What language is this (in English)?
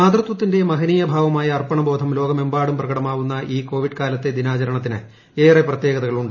Malayalam